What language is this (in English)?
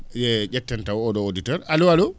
Fula